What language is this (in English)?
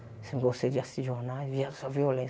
Portuguese